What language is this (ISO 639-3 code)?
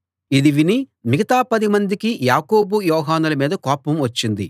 tel